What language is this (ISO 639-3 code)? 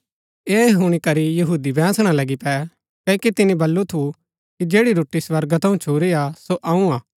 gbk